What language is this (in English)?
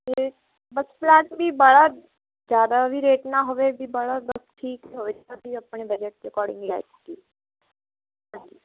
Punjabi